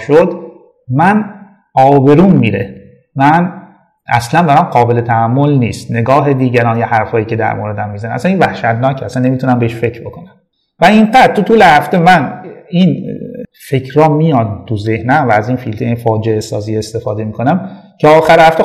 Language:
Persian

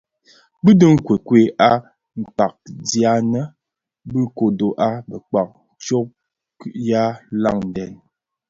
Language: Bafia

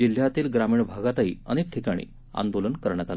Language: Marathi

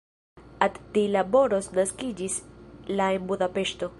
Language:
Esperanto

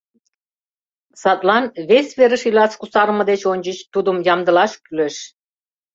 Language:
Mari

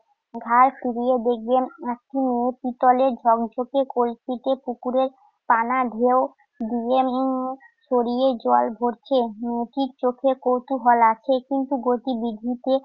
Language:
Bangla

